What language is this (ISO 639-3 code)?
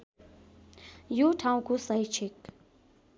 nep